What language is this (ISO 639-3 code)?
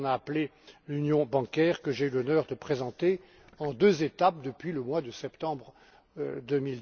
fra